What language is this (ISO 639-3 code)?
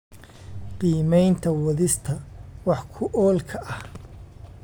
som